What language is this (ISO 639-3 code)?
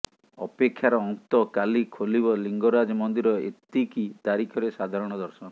ori